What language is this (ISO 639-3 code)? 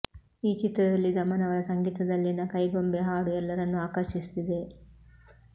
kan